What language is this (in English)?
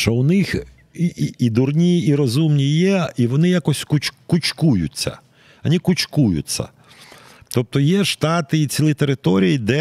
Ukrainian